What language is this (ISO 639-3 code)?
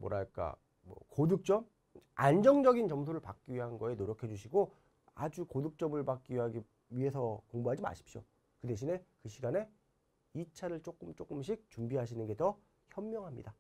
kor